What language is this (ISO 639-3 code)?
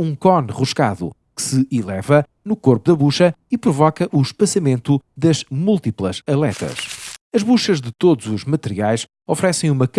por